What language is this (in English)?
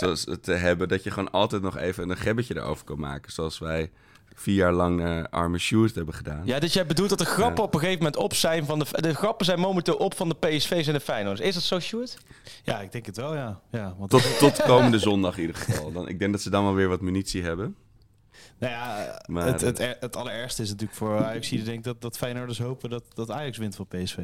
Dutch